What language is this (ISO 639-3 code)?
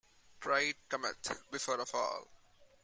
eng